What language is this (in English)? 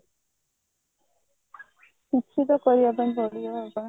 Odia